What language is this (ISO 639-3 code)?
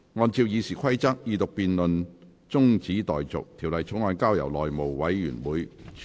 yue